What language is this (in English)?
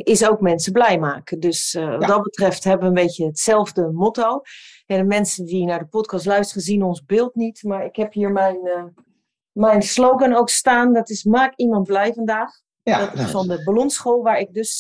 Dutch